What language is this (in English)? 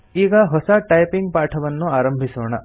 Kannada